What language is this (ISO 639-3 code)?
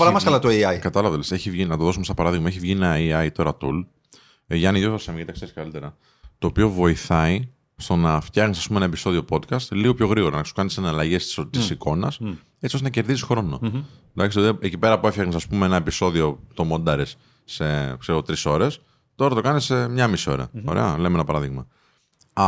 ell